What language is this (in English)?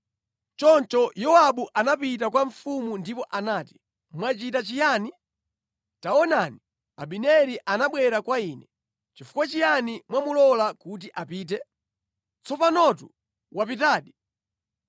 Nyanja